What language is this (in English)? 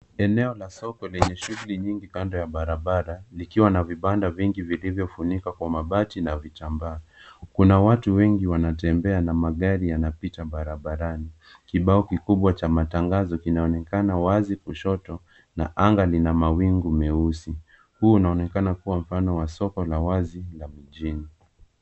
Swahili